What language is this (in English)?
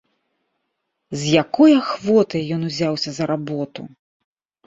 Belarusian